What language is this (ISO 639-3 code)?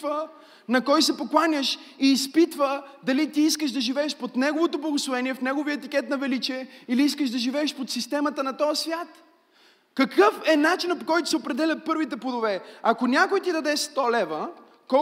bul